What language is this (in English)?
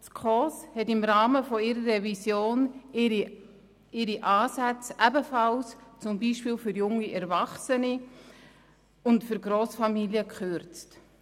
Swiss German